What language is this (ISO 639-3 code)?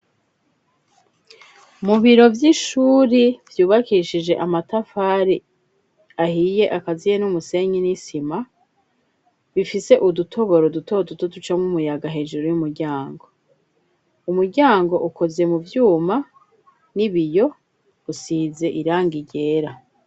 run